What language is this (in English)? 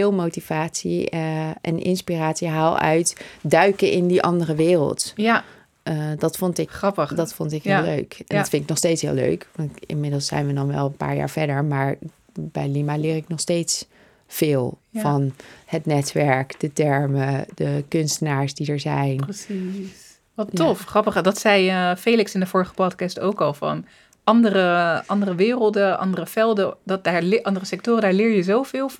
Dutch